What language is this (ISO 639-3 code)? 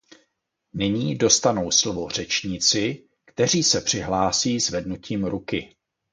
ces